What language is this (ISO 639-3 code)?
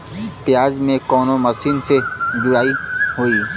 bho